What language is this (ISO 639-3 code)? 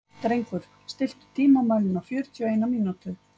isl